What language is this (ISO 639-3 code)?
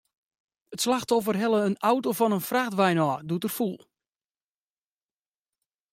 fry